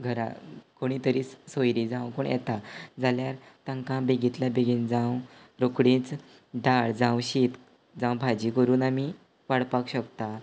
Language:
Konkani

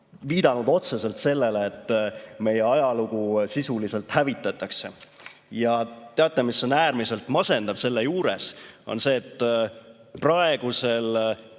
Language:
Estonian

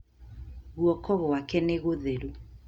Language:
Kikuyu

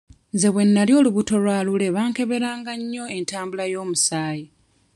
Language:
Ganda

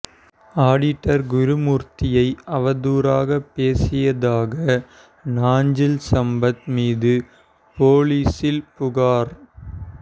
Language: Tamil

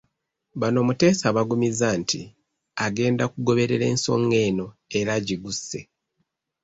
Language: Ganda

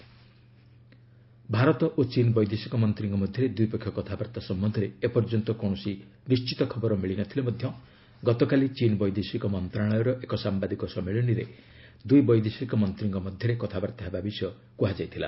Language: Odia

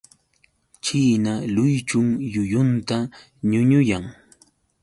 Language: Yauyos Quechua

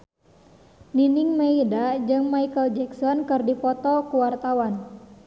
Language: Sundanese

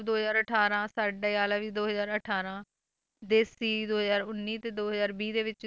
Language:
Punjabi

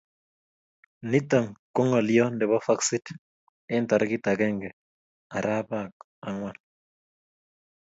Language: Kalenjin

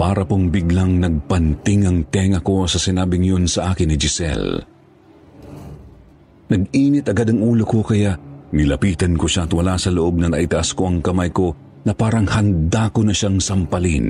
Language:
Filipino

